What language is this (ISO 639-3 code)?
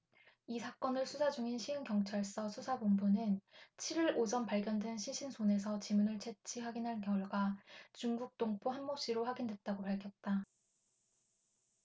kor